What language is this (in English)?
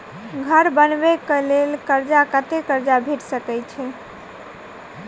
Maithili